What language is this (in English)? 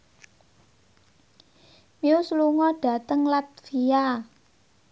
Javanese